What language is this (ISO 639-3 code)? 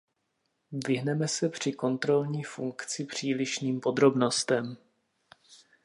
ces